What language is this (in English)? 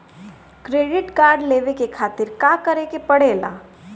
Bhojpuri